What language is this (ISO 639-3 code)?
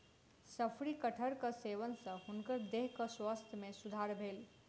mai